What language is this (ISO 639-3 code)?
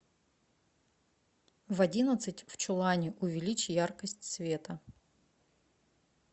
rus